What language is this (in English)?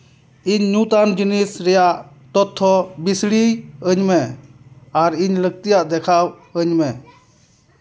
Santali